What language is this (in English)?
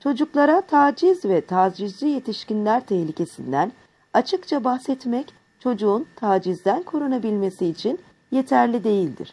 Turkish